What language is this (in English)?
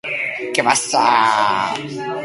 Basque